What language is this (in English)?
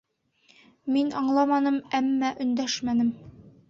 Bashkir